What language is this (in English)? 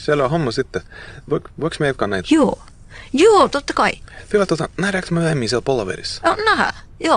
Finnish